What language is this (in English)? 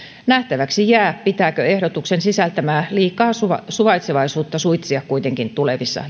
Finnish